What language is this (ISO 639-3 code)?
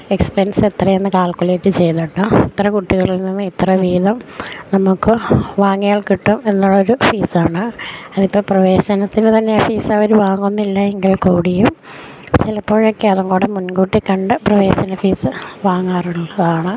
mal